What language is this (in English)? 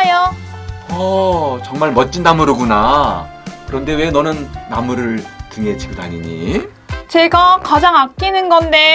Korean